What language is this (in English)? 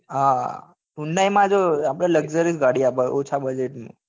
Gujarati